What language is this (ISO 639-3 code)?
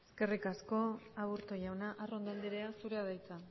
eus